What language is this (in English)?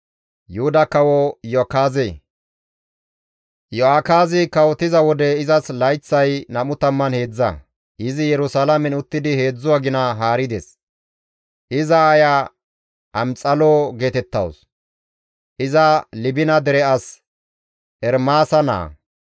Gamo